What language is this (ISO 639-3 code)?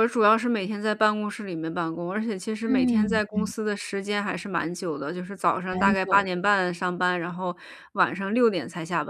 zho